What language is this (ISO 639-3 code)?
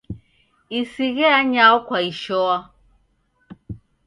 dav